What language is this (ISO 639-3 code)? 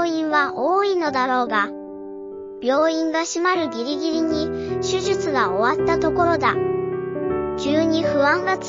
jpn